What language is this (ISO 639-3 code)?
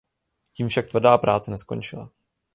ces